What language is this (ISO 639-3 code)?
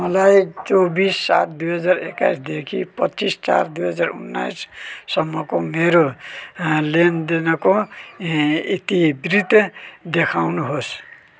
nep